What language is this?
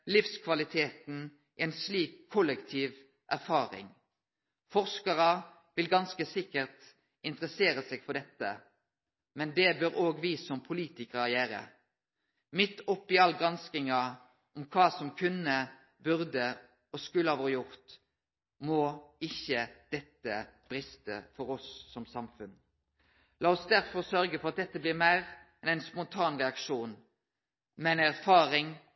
Norwegian Nynorsk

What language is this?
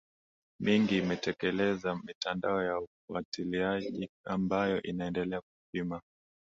Swahili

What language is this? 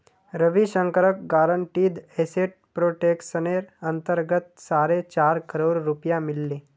Magahi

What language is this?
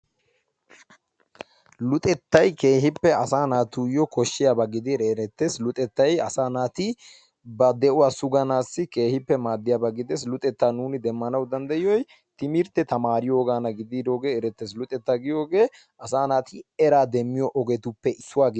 Wolaytta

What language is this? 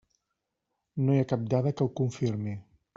Catalan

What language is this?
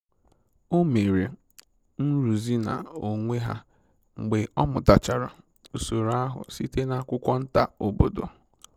Igbo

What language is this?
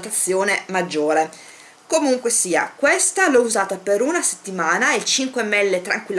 Italian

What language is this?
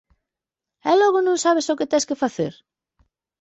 Galician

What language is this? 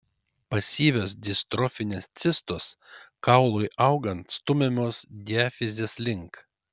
Lithuanian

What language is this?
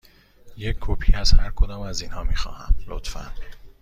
Persian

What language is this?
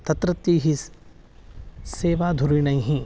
Sanskrit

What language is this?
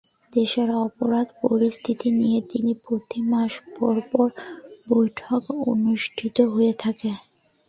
Bangla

